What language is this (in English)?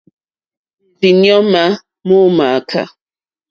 Mokpwe